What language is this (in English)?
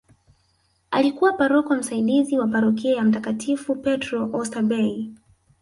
Swahili